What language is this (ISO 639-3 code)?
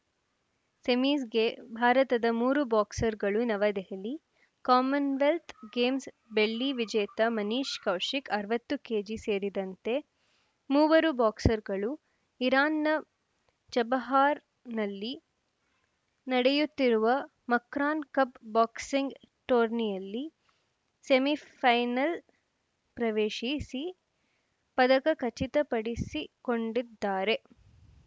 kan